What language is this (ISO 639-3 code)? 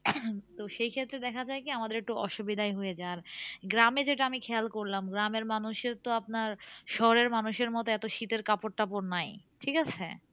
ben